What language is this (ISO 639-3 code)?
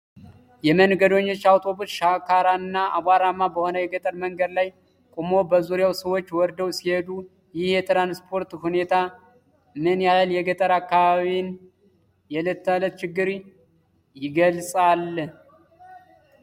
amh